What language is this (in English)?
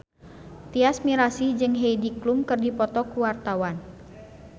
Sundanese